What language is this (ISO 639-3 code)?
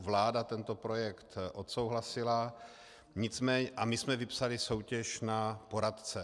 ces